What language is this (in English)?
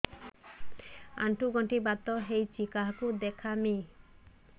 Odia